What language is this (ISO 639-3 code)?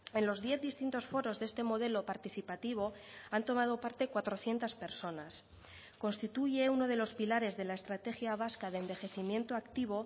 spa